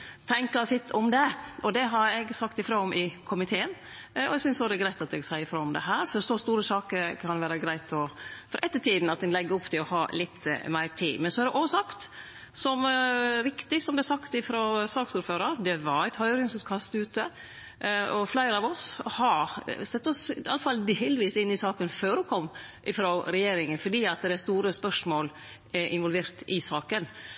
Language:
Norwegian Nynorsk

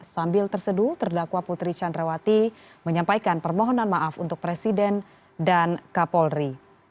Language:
Indonesian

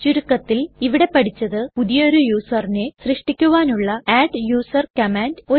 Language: Malayalam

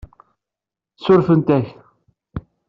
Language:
Kabyle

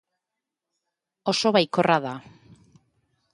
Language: Basque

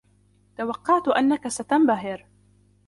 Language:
Arabic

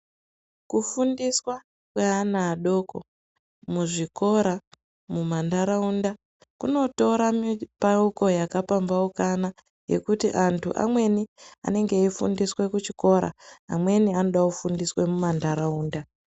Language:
Ndau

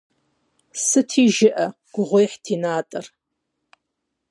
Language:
Kabardian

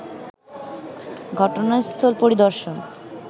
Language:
Bangla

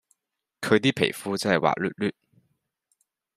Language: Cantonese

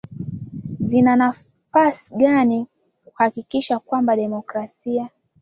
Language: Swahili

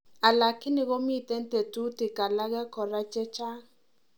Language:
Kalenjin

